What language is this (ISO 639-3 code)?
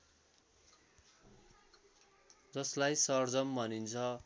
nep